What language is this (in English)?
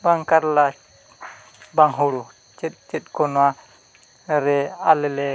Santali